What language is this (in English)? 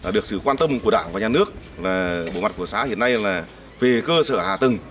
Vietnamese